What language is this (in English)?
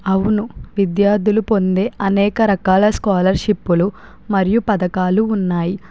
Telugu